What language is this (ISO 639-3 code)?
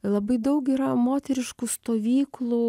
lit